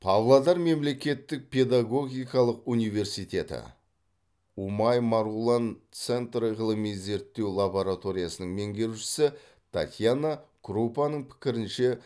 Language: Kazakh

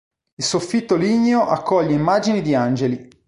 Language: Italian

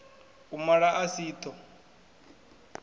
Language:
Venda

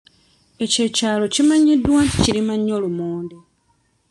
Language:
Ganda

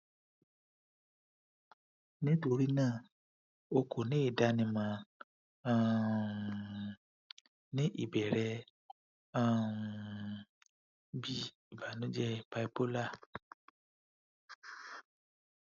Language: Yoruba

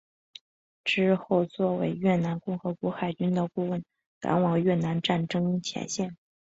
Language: Chinese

